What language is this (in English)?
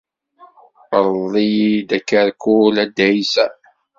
Kabyle